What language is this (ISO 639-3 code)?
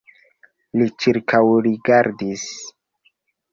epo